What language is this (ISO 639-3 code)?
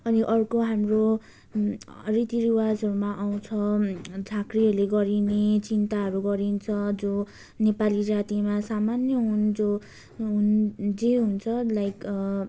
nep